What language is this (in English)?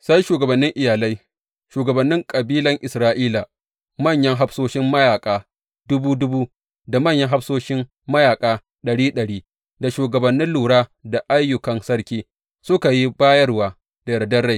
Hausa